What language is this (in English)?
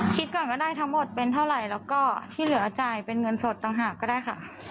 Thai